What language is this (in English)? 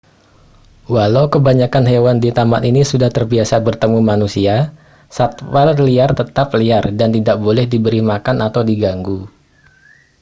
Indonesian